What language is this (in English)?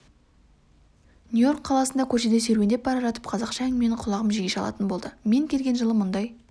Kazakh